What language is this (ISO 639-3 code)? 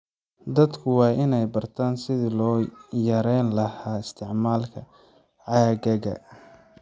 som